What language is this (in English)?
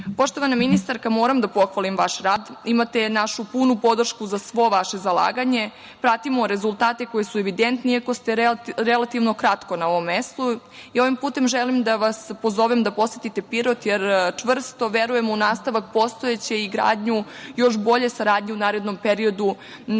Serbian